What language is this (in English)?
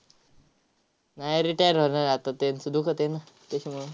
Marathi